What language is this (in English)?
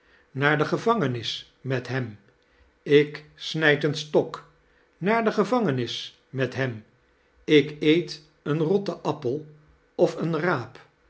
Dutch